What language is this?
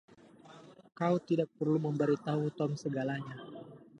Indonesian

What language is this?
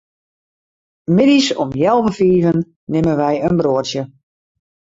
Western Frisian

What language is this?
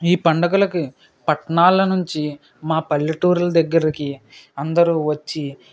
Telugu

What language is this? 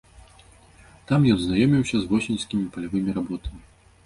Belarusian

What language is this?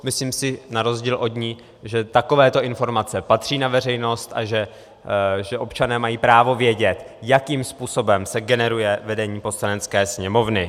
Czech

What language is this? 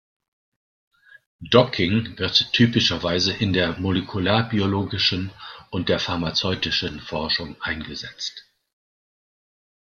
German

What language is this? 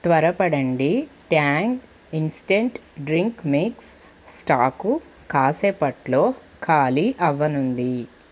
Telugu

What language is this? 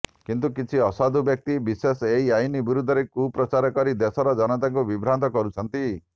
Odia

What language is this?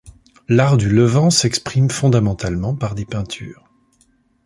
French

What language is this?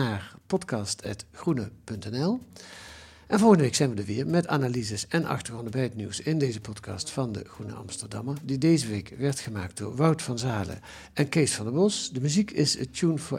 Dutch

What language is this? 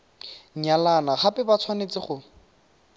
Tswana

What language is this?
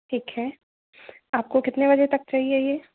Hindi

